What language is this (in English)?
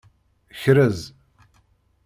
Kabyle